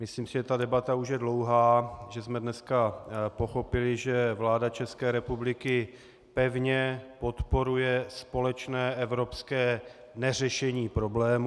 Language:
Czech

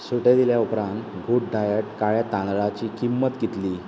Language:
Konkani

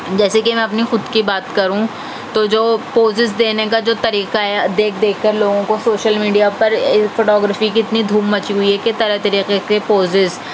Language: Urdu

